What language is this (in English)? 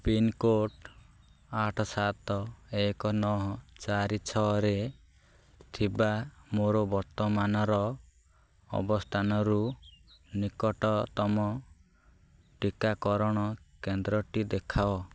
Odia